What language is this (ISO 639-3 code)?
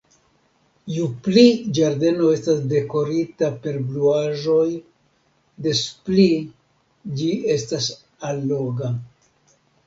epo